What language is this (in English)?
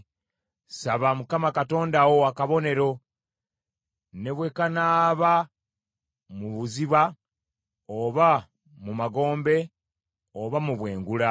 Ganda